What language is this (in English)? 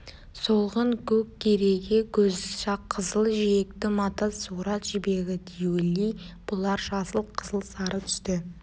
Kazakh